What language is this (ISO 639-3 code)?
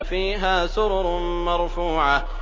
ara